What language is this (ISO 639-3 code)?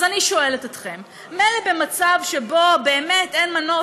heb